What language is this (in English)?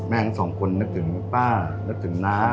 Thai